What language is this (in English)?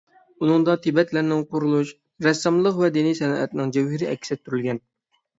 Uyghur